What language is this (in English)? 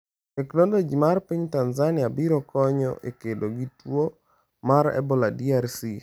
Luo (Kenya and Tanzania)